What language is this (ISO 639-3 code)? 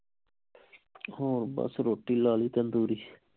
pan